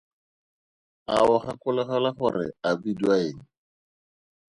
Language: Tswana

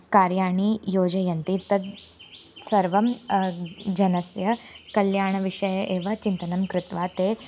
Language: Sanskrit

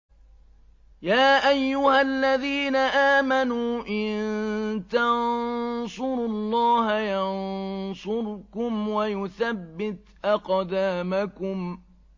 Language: Arabic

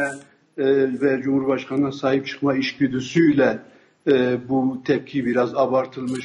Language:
Turkish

